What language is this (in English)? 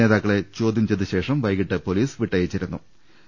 Malayalam